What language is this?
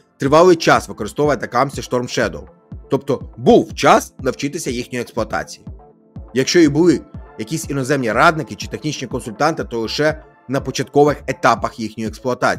Ukrainian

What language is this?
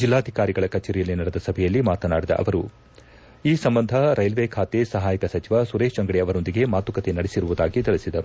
Kannada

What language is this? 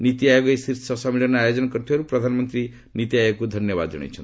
Odia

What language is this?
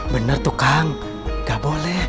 Indonesian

